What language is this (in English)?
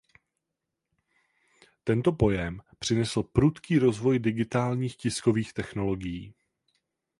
Czech